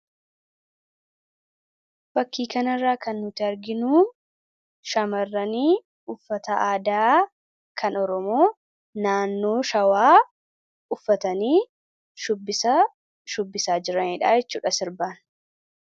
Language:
Oromo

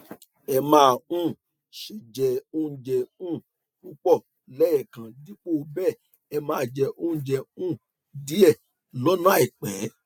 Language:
Yoruba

